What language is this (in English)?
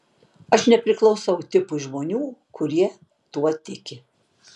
Lithuanian